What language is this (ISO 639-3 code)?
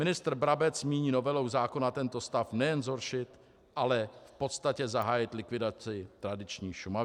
ces